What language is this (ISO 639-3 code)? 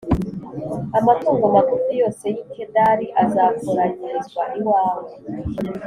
kin